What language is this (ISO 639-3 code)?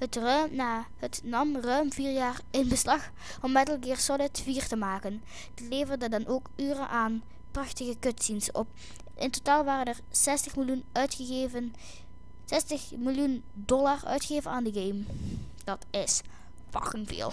nld